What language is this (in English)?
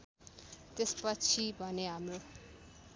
Nepali